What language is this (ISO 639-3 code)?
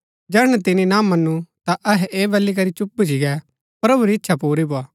gbk